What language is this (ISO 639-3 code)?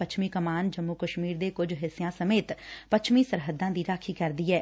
pan